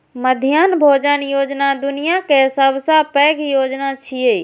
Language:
Maithili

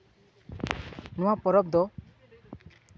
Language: Santali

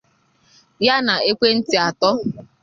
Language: Igbo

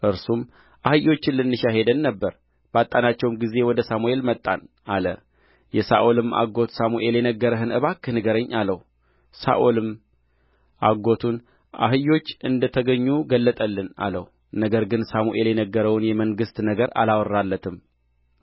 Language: Amharic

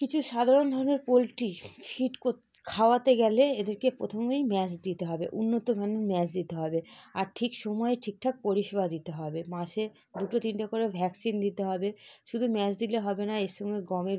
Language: Bangla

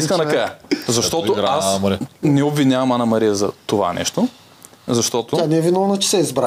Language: Bulgarian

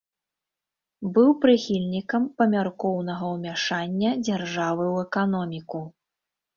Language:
Belarusian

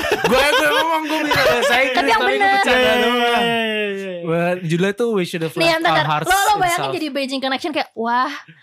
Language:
Indonesian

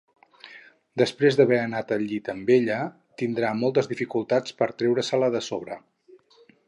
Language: Catalan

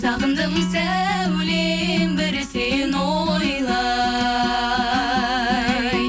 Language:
Kazakh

